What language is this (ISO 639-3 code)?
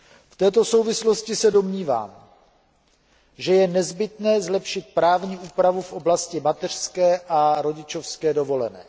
ces